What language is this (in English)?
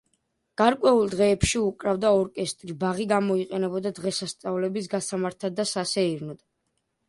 Georgian